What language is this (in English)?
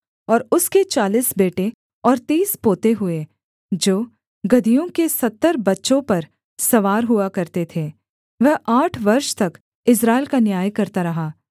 Hindi